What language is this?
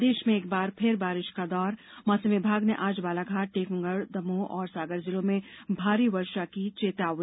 Hindi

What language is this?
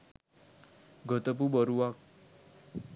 Sinhala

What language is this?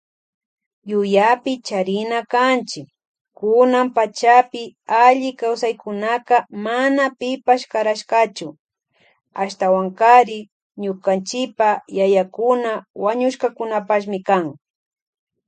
Loja Highland Quichua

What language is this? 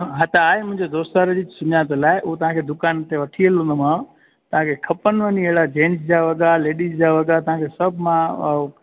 Sindhi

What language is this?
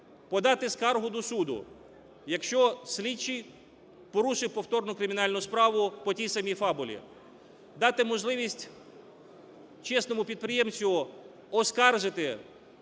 Ukrainian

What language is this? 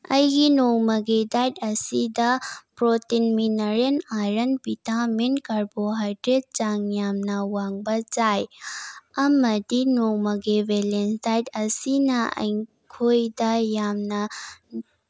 Manipuri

